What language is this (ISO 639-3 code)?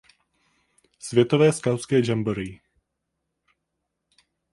ces